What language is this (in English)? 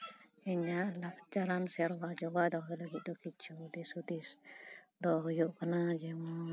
Santali